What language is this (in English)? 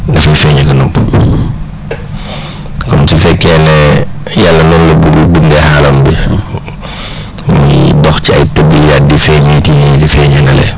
Wolof